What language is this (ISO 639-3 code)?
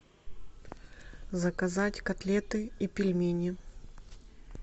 rus